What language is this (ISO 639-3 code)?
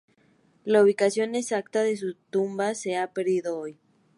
spa